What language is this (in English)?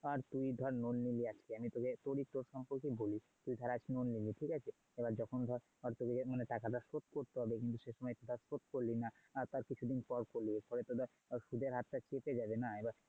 Bangla